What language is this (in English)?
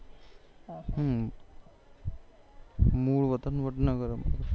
Gujarati